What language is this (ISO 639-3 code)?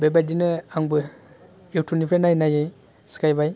brx